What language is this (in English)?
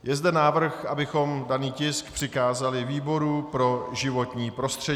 Czech